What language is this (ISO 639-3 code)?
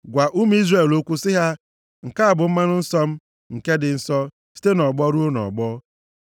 ibo